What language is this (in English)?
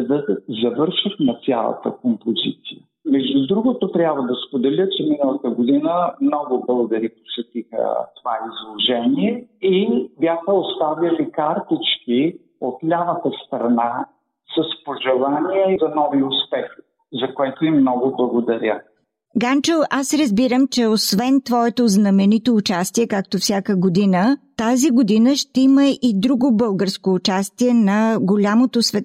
Bulgarian